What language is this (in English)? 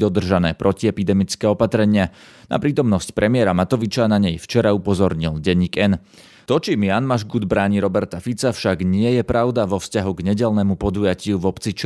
Slovak